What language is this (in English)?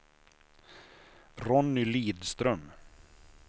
Swedish